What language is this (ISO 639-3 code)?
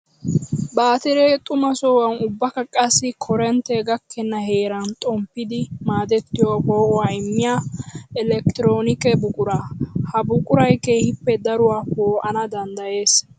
wal